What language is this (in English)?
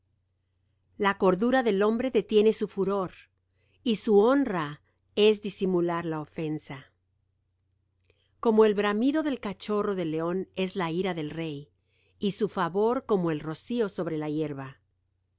Spanish